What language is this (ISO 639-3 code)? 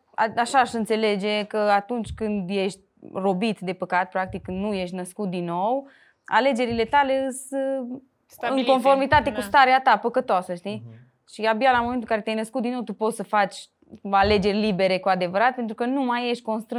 ron